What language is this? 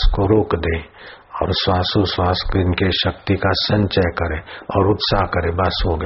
Hindi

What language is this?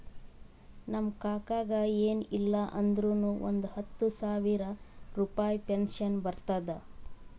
Kannada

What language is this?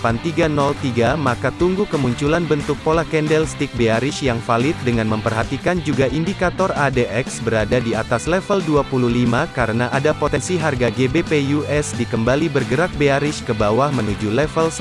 Indonesian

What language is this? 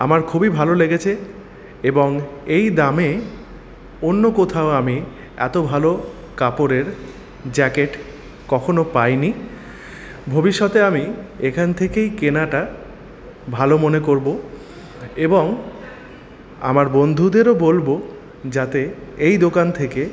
Bangla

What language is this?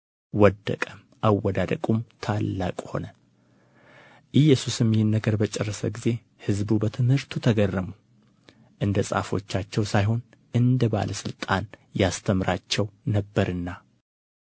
Amharic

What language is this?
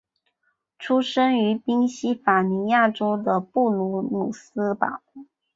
Chinese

